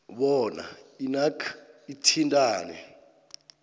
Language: South Ndebele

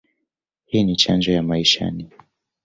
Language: Swahili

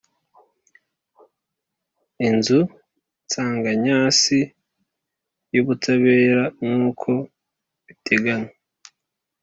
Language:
Kinyarwanda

